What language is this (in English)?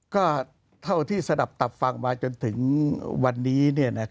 Thai